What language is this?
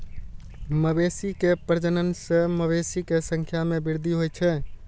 Maithili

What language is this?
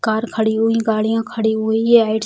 Hindi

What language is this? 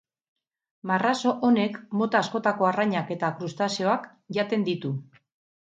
Basque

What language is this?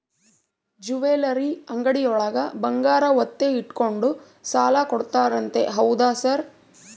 Kannada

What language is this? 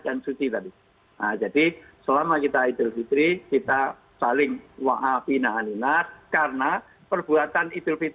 Indonesian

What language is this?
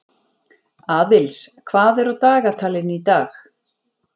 Icelandic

